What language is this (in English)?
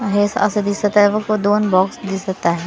Marathi